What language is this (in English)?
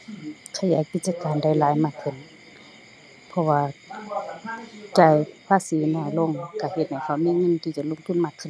Thai